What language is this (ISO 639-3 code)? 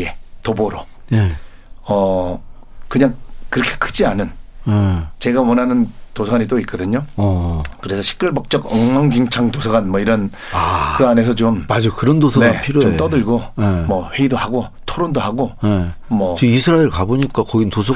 kor